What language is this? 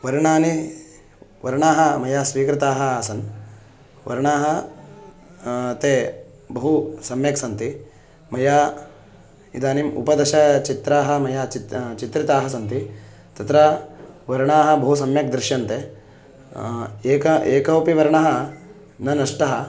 Sanskrit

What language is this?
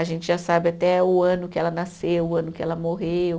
Portuguese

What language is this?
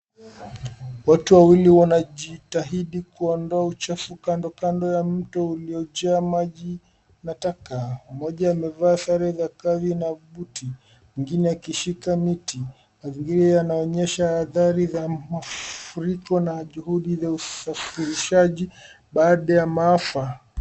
Swahili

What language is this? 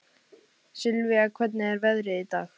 Icelandic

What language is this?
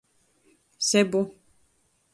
Latgalian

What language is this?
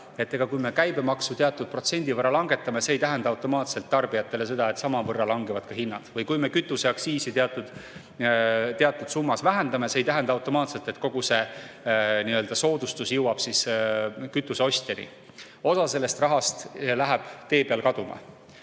Estonian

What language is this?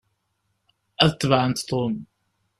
Kabyle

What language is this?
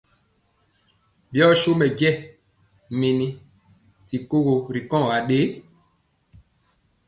Mpiemo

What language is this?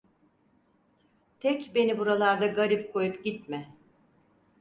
Turkish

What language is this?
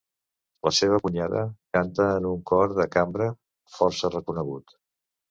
Catalan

